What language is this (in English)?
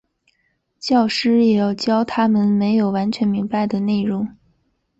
Chinese